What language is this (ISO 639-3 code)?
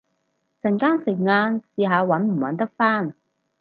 yue